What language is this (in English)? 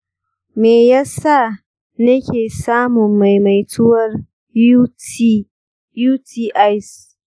Hausa